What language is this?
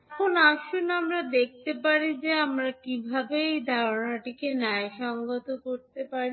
Bangla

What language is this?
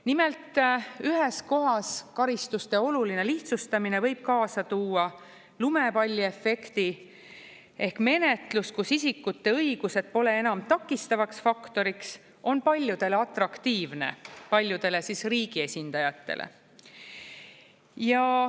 Estonian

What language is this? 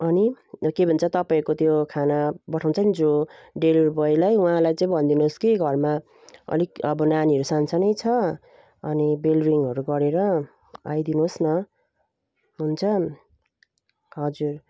Nepali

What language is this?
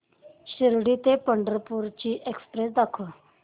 Marathi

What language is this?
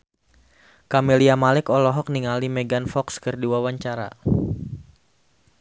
Sundanese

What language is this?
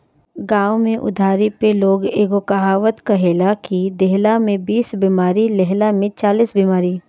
Bhojpuri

